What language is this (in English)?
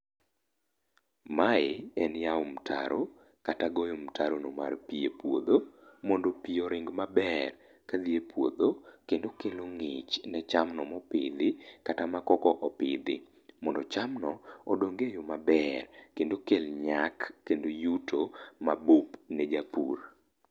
Luo (Kenya and Tanzania)